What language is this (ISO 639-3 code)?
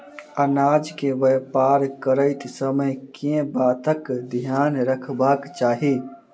mai